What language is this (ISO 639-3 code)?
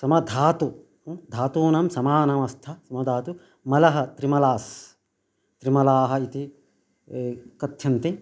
san